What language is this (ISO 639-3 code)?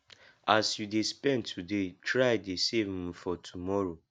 pcm